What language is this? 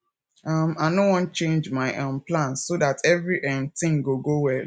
Nigerian Pidgin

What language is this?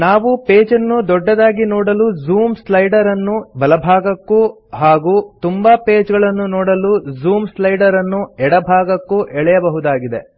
Kannada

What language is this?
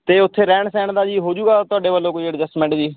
Punjabi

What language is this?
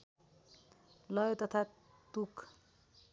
Nepali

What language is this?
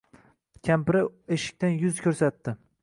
Uzbek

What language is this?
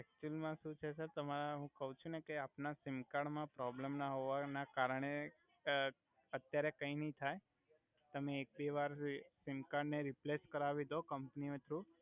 Gujarati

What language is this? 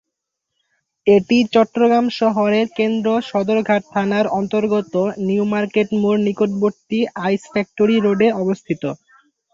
Bangla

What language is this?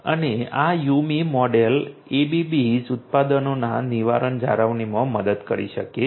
Gujarati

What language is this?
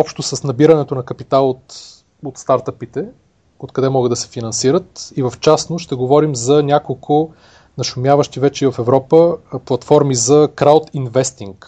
Bulgarian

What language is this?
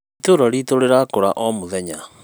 Kikuyu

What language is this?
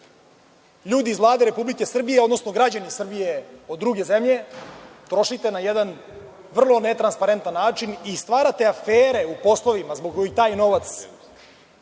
Serbian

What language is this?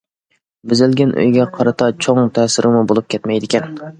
Uyghur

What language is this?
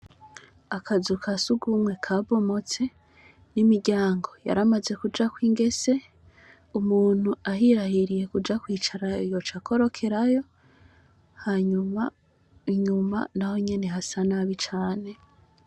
Rundi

